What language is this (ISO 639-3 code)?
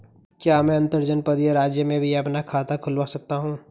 hin